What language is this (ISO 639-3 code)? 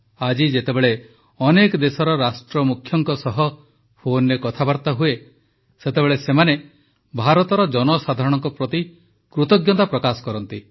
ori